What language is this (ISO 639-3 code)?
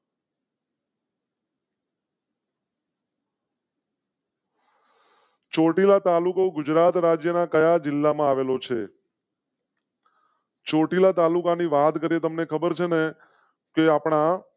guj